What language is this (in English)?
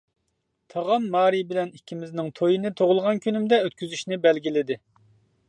Uyghur